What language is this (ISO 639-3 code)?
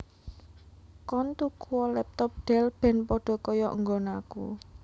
jav